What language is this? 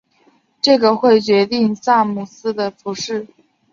Chinese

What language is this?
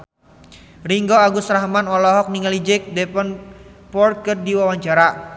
Sundanese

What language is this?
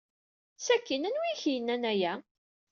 Kabyle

